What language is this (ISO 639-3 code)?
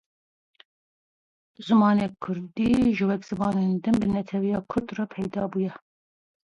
kur